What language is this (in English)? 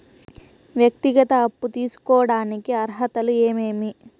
Telugu